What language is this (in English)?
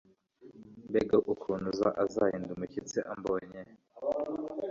Kinyarwanda